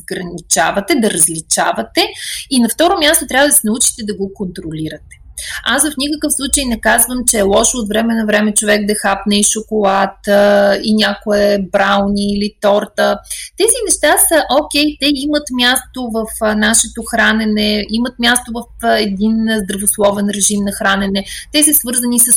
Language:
Bulgarian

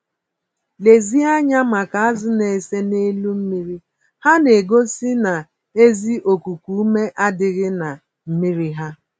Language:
Igbo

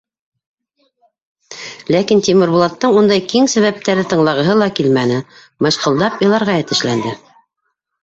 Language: Bashkir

